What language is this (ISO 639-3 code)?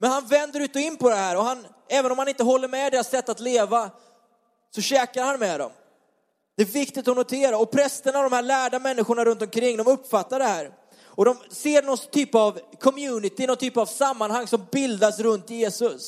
swe